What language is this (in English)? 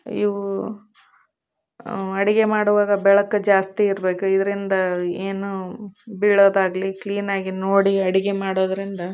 Kannada